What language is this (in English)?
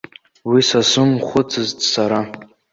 Abkhazian